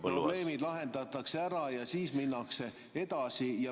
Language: Estonian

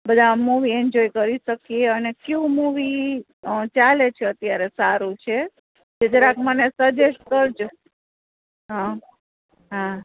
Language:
Gujarati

